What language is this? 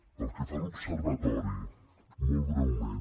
Catalan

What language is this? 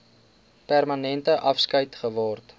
Afrikaans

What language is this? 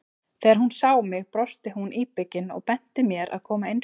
Icelandic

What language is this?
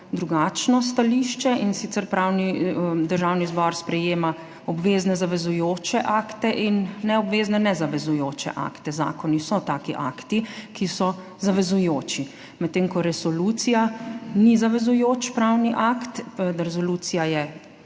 Slovenian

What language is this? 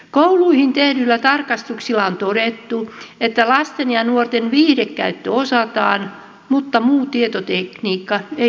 Finnish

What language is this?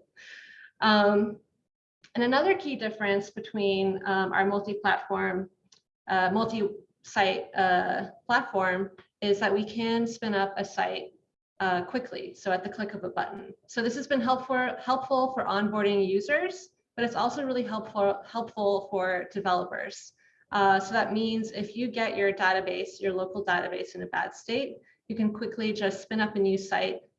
English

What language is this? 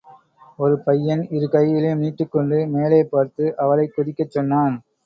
Tamil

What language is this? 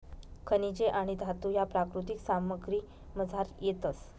Marathi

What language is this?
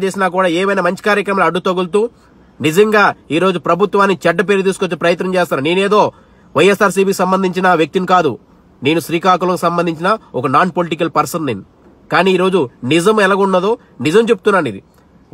English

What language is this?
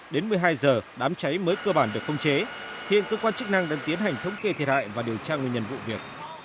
Vietnamese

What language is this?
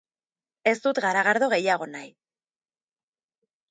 Basque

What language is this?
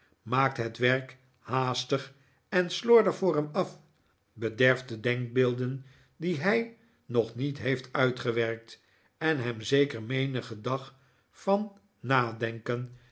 Dutch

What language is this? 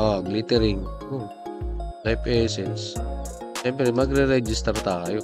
Filipino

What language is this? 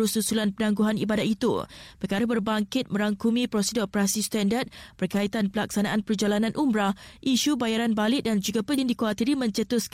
Malay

